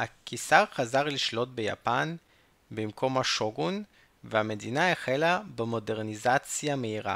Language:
Hebrew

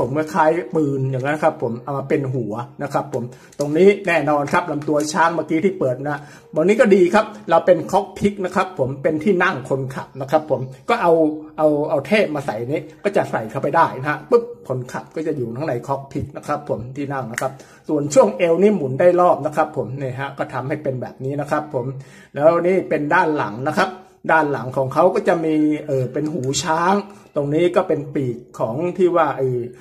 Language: Thai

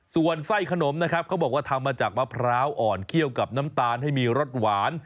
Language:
Thai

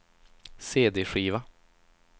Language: Swedish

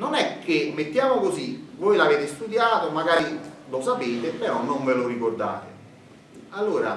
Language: Italian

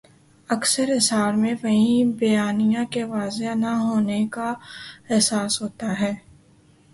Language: Urdu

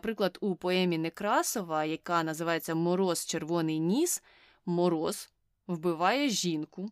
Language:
Ukrainian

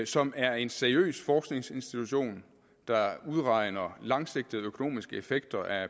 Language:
Danish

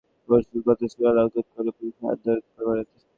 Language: Bangla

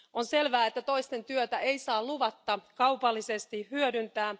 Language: Finnish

